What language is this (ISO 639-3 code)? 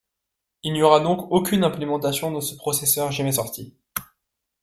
fra